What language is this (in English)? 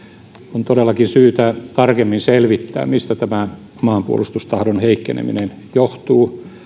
Finnish